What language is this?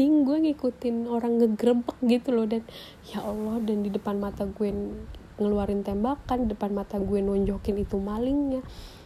Indonesian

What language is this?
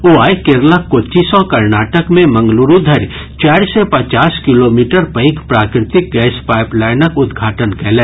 Maithili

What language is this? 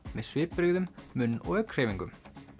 Icelandic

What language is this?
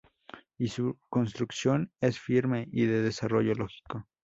Spanish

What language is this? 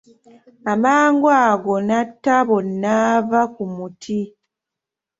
Ganda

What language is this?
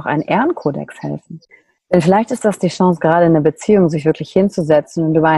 German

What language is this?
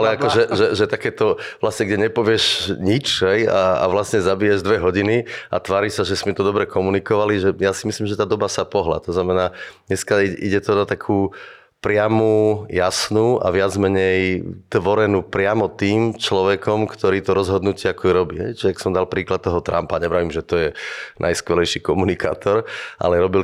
Slovak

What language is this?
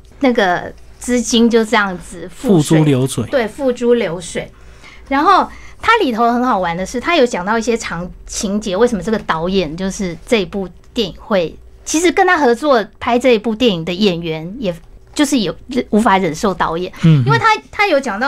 Chinese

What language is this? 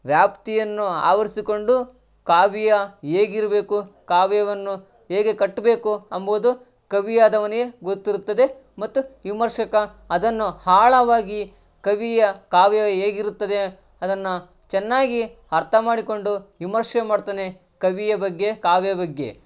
Kannada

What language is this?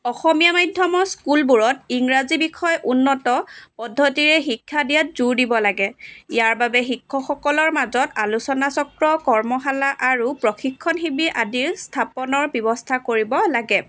Assamese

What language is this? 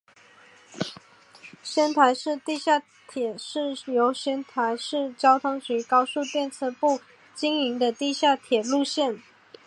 Chinese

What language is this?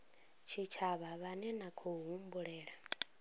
Venda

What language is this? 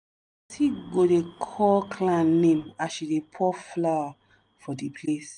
Nigerian Pidgin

